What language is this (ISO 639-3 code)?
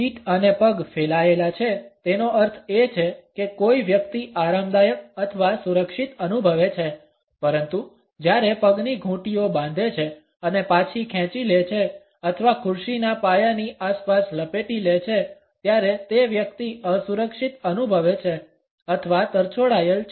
guj